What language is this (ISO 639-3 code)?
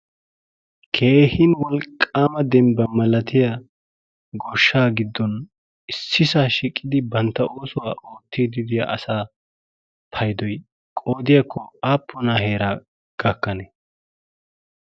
wal